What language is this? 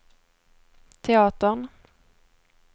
Swedish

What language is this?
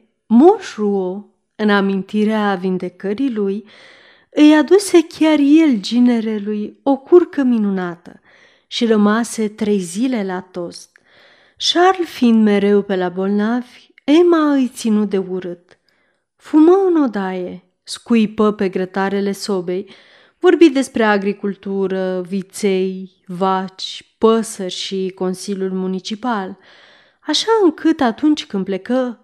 Romanian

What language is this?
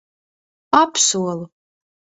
Latvian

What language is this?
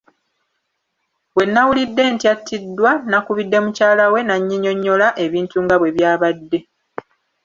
Ganda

